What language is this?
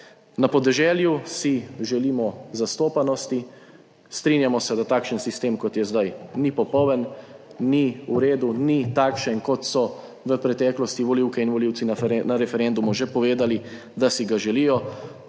Slovenian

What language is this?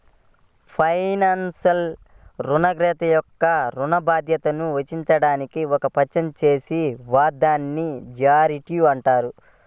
Telugu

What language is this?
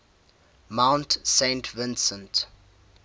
English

